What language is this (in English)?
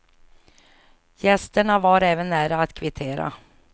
Swedish